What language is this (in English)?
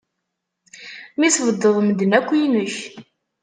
Kabyle